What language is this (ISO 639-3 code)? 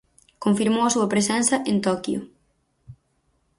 glg